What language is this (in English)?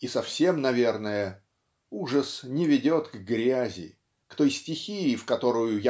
Russian